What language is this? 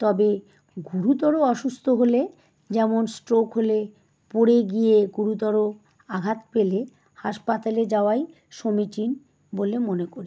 Bangla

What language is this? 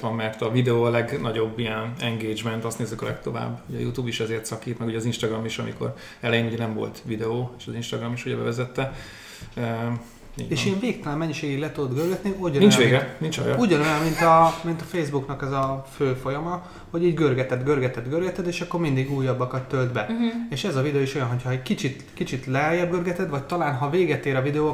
Hungarian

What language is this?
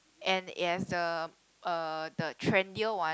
English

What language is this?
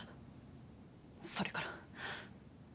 Japanese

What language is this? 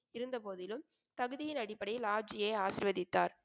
Tamil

